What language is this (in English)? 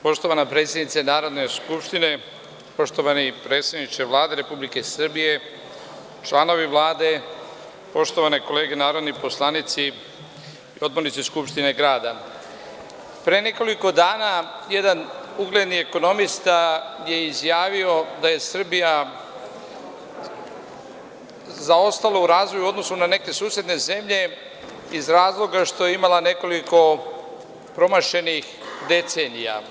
Serbian